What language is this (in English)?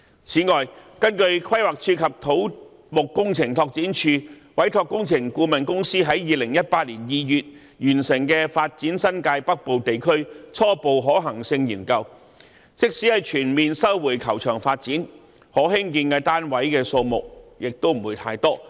Cantonese